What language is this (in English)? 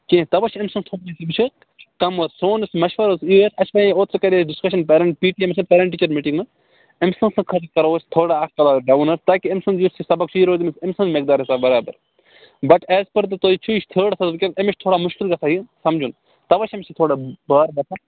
Kashmiri